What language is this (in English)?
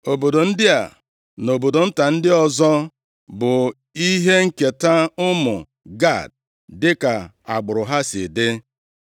Igbo